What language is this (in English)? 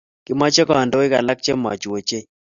Kalenjin